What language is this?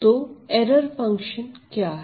Hindi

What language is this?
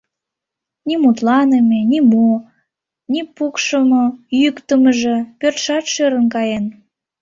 Mari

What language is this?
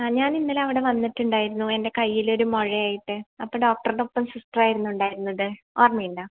Malayalam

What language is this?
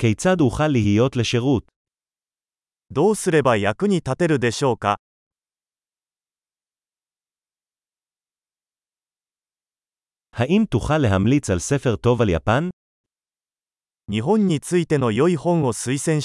Hebrew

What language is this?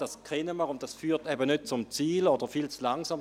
Swiss German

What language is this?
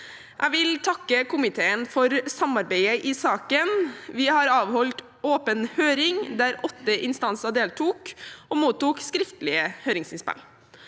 Norwegian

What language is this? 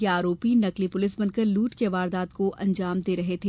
Hindi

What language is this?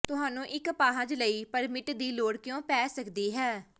Punjabi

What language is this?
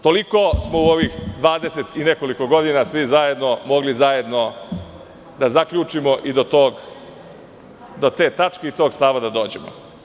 Serbian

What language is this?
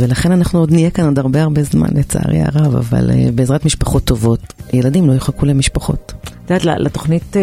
Hebrew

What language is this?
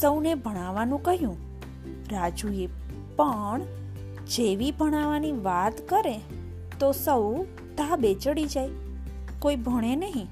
Gujarati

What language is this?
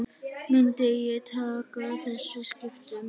Icelandic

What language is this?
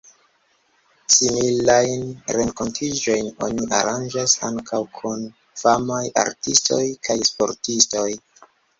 Esperanto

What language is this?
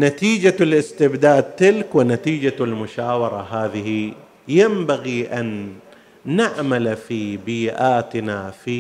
Arabic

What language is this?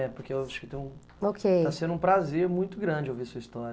Portuguese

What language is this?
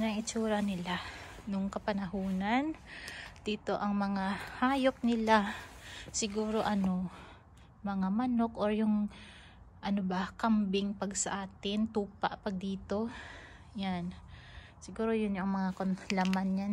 Filipino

